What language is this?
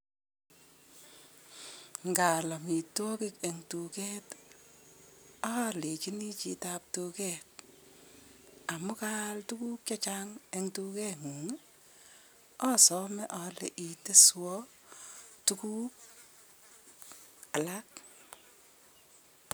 Kalenjin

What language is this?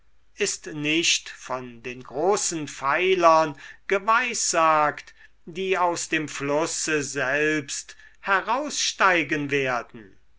German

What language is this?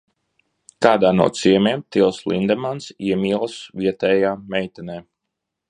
Latvian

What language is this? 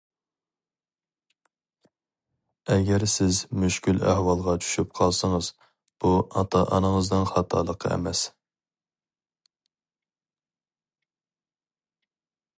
Uyghur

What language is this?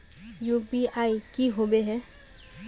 Magahi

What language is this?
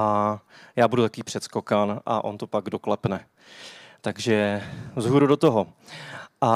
Czech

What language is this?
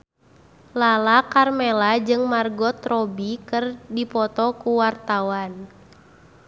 Sundanese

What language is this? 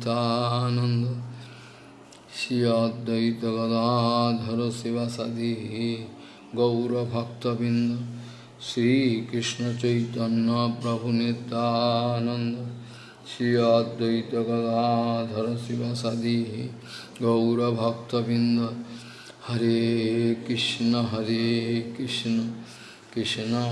Portuguese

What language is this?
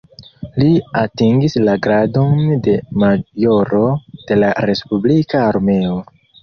Esperanto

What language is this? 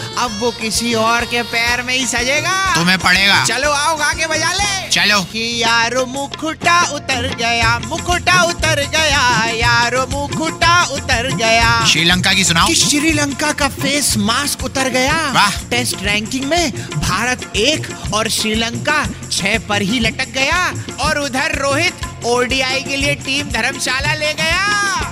Hindi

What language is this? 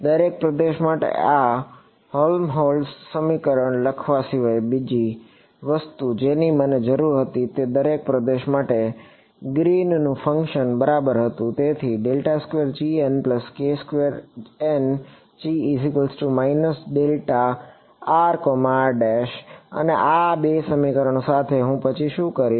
Gujarati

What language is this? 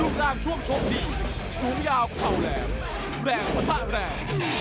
Thai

